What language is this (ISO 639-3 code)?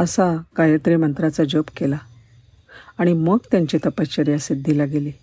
mar